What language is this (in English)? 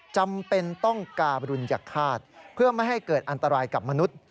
Thai